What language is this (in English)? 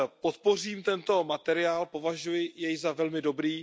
Czech